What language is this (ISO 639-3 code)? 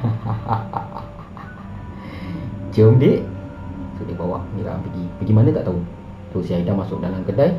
msa